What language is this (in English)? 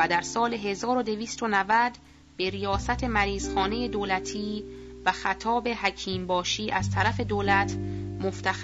Persian